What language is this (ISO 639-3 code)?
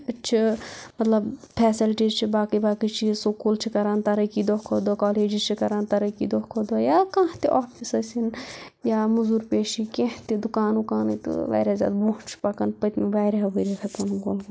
kas